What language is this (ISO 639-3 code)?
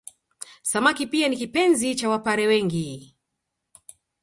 swa